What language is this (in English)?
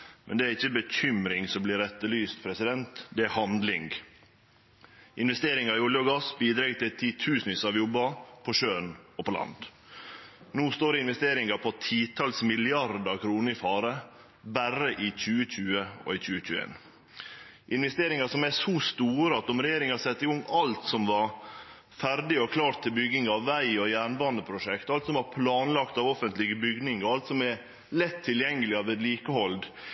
Norwegian Nynorsk